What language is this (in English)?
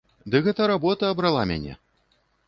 Belarusian